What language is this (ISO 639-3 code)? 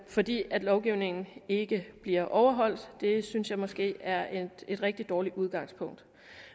dan